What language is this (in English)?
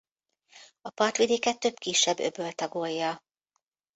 Hungarian